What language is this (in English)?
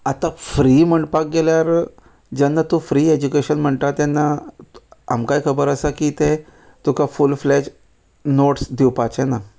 Konkani